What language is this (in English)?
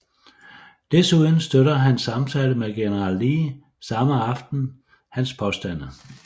Danish